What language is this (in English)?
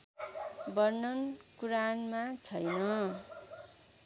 Nepali